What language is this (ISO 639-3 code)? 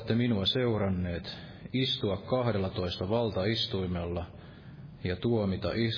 fin